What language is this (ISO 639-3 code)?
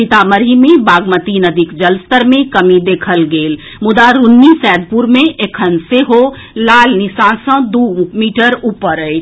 mai